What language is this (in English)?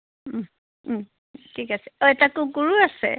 Assamese